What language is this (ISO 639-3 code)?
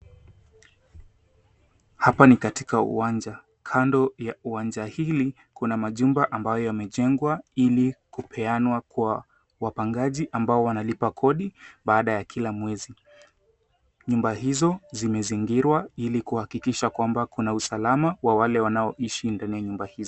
swa